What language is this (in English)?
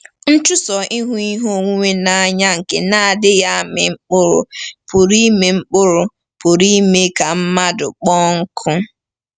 Igbo